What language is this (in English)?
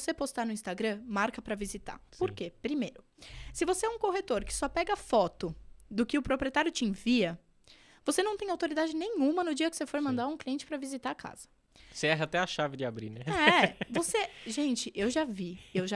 Portuguese